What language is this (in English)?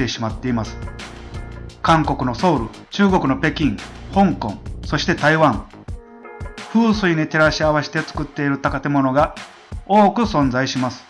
Japanese